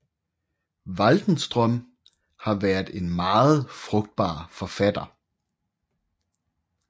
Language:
Danish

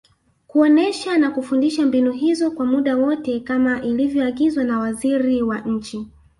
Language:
Swahili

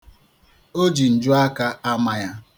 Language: Igbo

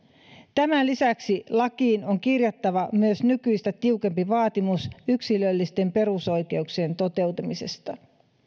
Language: Finnish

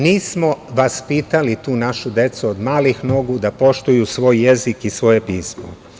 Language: Serbian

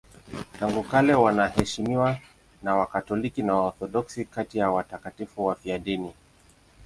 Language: Swahili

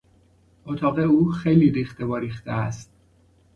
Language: Persian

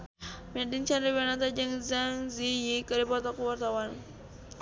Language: Sundanese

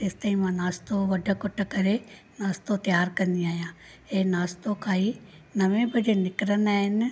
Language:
Sindhi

